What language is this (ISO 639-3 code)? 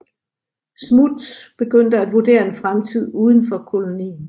dan